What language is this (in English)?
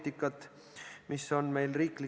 Estonian